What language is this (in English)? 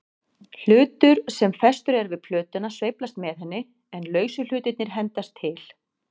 Icelandic